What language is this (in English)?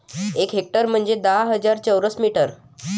Marathi